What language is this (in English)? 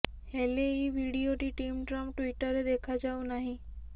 Odia